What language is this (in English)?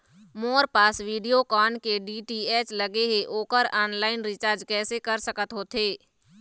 Chhattisgarhi